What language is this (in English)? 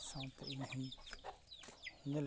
Santali